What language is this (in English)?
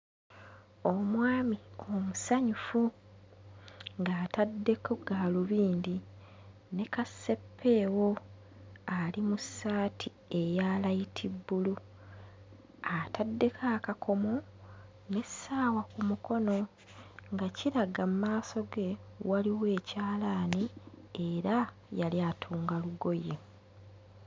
Ganda